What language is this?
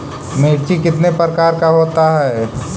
Magahi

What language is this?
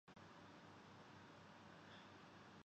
Urdu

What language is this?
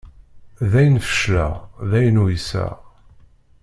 Kabyle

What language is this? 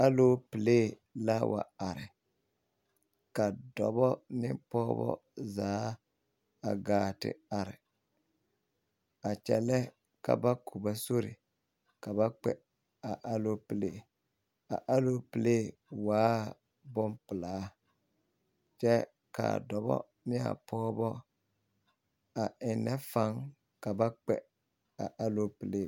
Southern Dagaare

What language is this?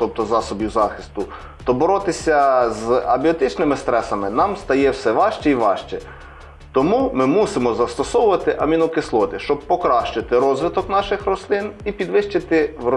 Ukrainian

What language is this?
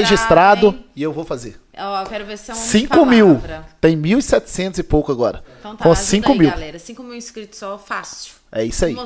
Portuguese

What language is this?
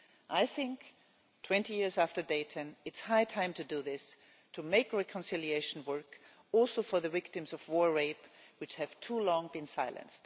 English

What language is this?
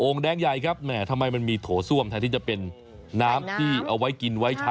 Thai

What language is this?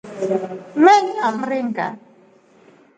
Rombo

